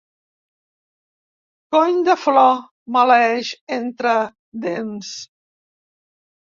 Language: Catalan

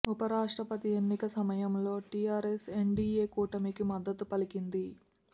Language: Telugu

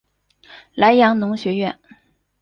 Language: Chinese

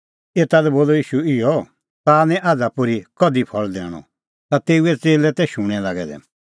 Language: Kullu Pahari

